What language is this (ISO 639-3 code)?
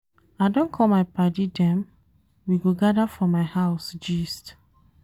pcm